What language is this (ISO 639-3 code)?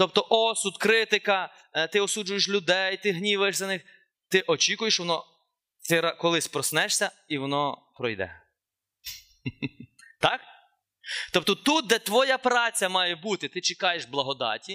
ukr